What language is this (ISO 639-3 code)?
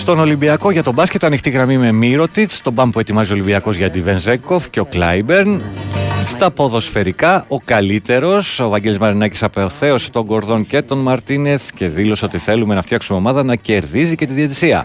ell